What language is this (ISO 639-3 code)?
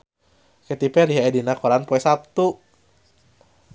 sun